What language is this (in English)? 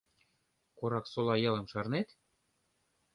Mari